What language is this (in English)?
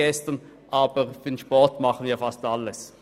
Swiss German